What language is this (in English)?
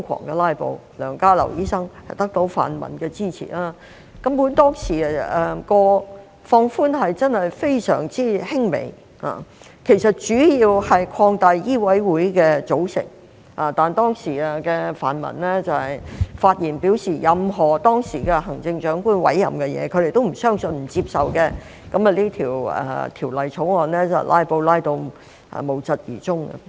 Cantonese